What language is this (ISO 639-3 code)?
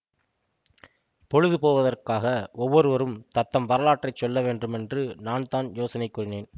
tam